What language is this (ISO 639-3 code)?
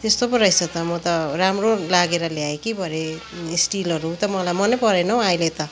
nep